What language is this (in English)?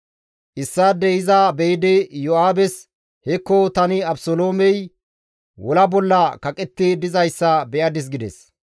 Gamo